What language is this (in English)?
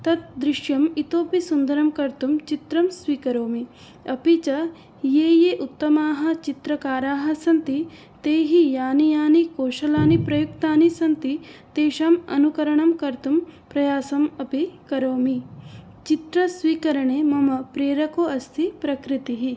Sanskrit